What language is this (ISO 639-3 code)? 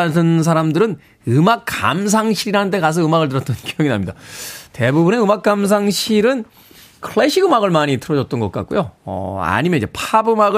kor